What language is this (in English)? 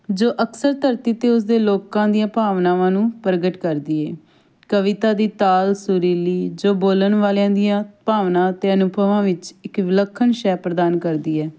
Punjabi